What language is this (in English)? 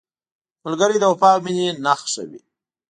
Pashto